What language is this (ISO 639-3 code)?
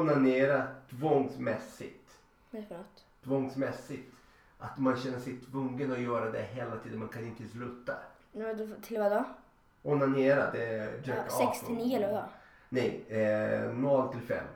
swe